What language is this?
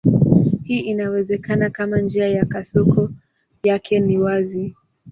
Swahili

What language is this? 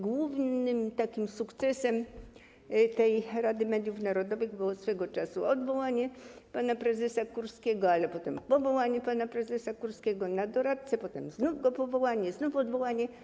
Polish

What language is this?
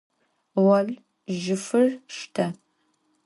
Adyghe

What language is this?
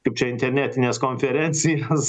Lithuanian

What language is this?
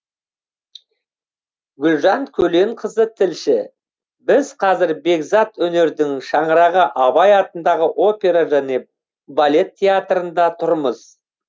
Kazakh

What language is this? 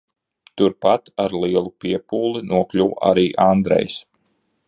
Latvian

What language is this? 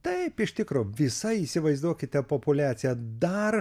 Lithuanian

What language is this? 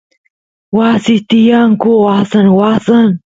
Santiago del Estero Quichua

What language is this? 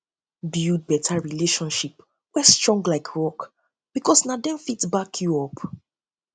Nigerian Pidgin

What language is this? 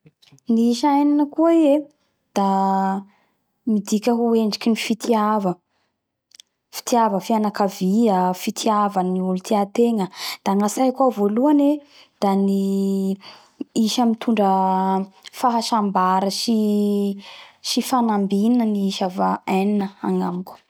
Bara Malagasy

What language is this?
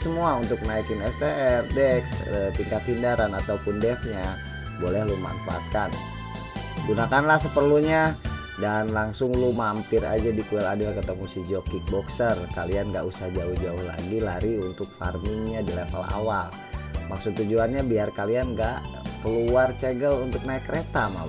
Indonesian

